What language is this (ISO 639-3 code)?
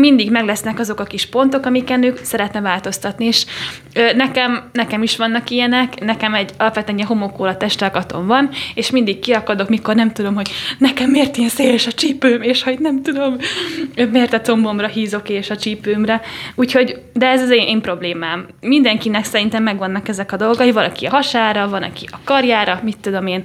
hun